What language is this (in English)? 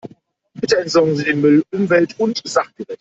German